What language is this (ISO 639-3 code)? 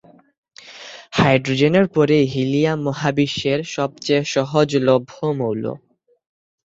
ben